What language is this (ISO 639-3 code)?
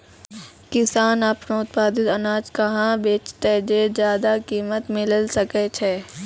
mai